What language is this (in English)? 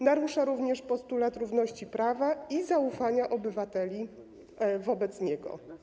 Polish